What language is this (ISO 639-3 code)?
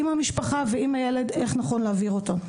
heb